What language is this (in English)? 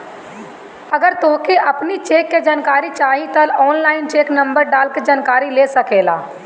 Bhojpuri